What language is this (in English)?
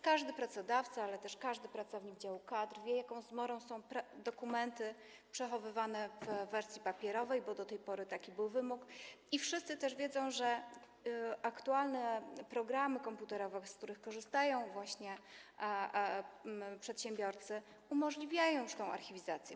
Polish